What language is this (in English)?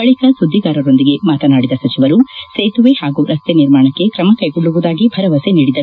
Kannada